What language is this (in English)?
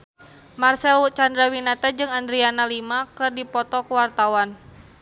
Sundanese